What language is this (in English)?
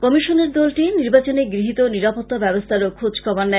Bangla